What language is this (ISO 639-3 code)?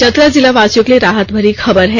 hin